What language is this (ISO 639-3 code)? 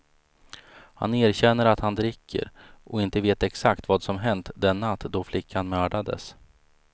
swe